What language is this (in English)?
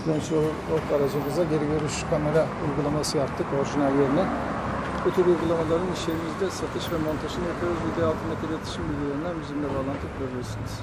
Turkish